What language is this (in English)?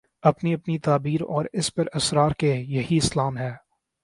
Urdu